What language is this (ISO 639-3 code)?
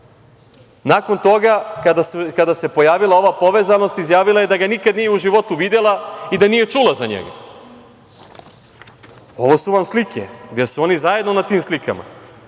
srp